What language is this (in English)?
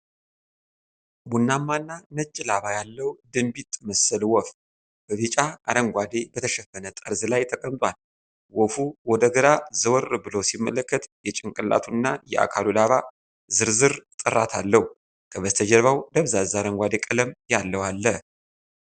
Amharic